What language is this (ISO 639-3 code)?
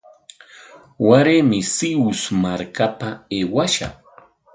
qwa